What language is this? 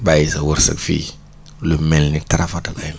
Wolof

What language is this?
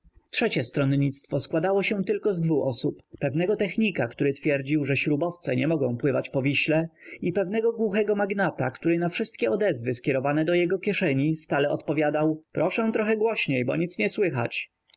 Polish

